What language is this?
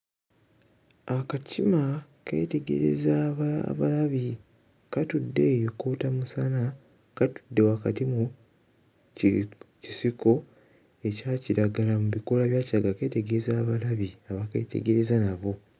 Ganda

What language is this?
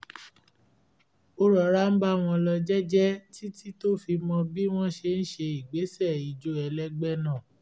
Yoruba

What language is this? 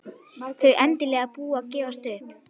Icelandic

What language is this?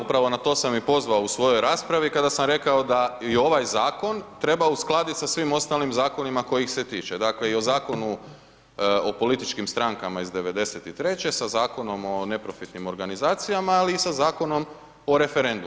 Croatian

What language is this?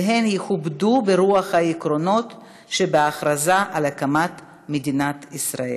Hebrew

